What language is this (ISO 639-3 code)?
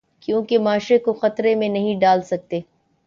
urd